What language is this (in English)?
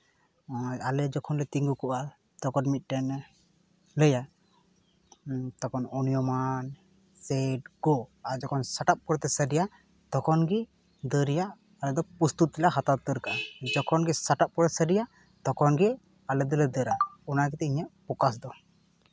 Santali